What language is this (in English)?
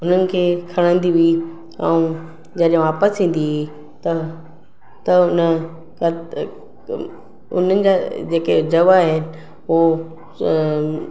Sindhi